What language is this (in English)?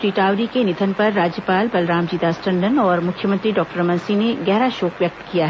Hindi